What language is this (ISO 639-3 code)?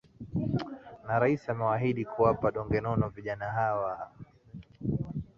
swa